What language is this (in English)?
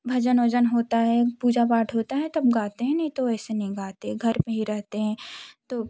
Hindi